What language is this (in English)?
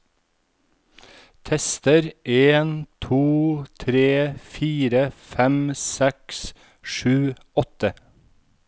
Norwegian